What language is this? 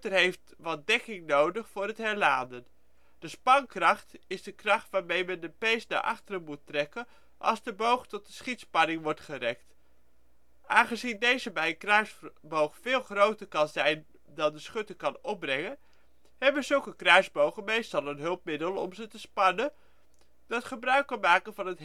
Dutch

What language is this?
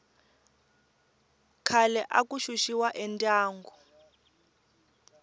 Tsonga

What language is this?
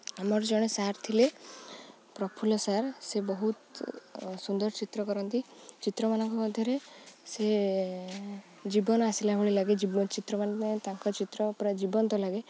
Odia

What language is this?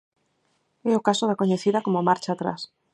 Galician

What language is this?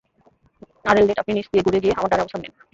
Bangla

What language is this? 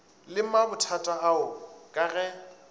Northern Sotho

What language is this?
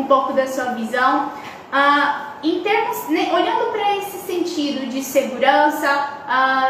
Portuguese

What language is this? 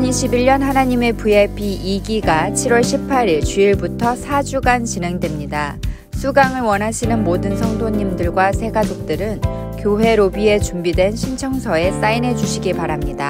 Korean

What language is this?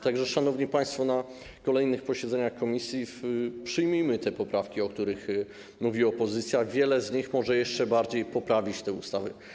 Polish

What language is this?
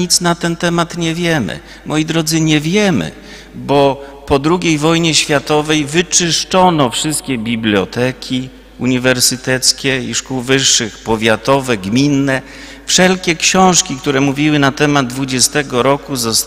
Polish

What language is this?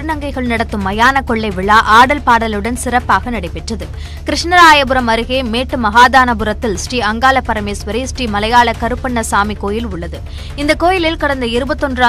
Indonesian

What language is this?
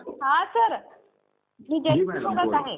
Marathi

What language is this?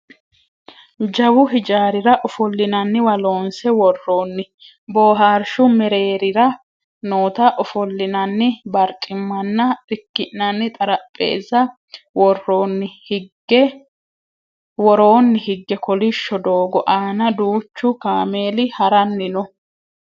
Sidamo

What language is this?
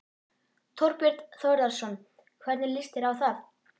Icelandic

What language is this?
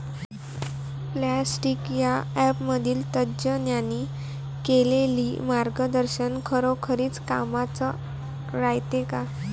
Marathi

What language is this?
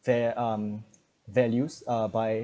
English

